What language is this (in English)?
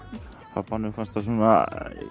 Icelandic